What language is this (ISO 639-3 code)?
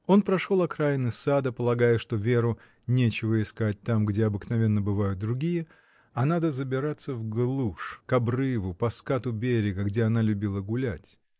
rus